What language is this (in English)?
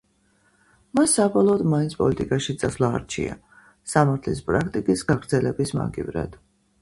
Georgian